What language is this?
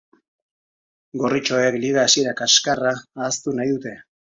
Basque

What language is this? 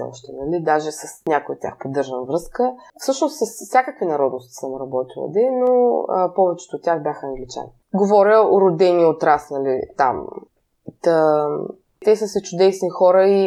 Bulgarian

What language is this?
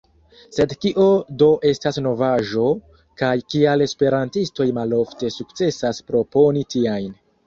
Esperanto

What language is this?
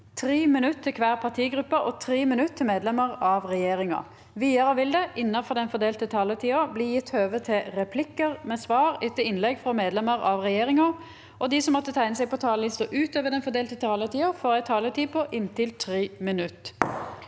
Norwegian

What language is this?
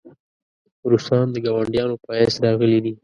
Pashto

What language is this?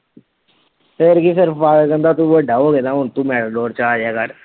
Punjabi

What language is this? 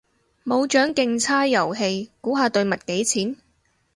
Cantonese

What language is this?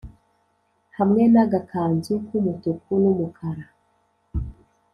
Kinyarwanda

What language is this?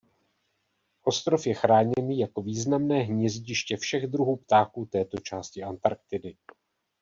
Czech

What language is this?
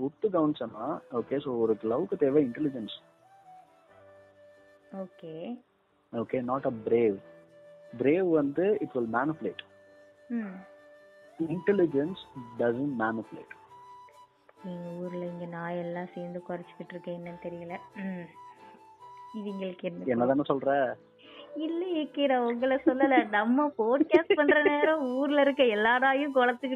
Tamil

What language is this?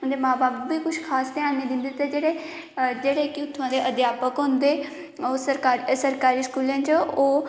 Dogri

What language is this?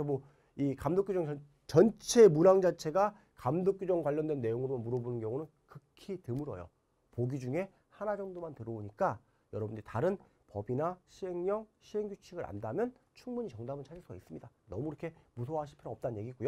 Korean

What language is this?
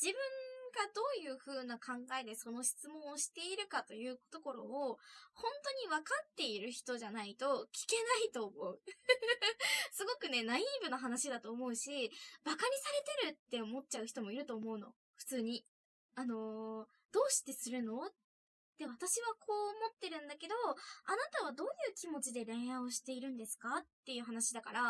Japanese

